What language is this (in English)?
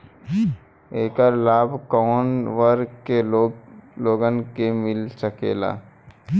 Bhojpuri